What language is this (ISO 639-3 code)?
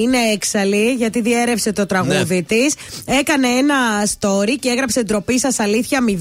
ell